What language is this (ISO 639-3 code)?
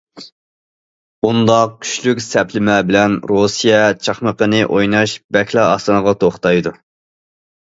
uig